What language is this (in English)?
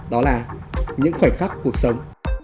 Vietnamese